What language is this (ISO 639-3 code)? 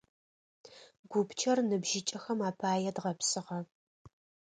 ady